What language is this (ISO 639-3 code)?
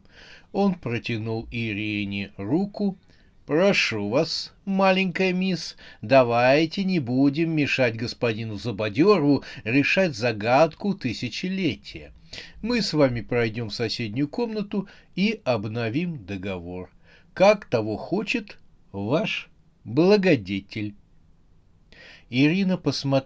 rus